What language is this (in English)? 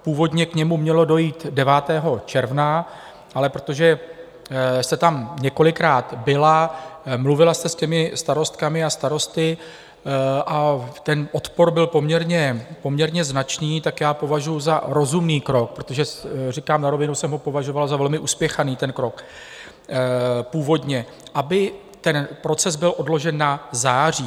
Czech